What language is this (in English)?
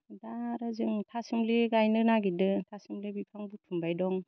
Bodo